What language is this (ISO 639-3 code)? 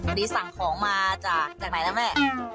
tha